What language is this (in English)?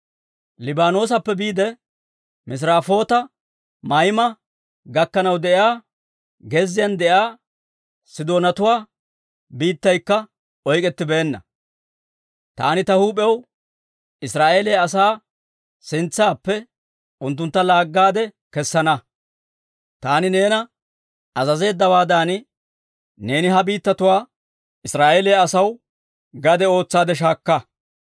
Dawro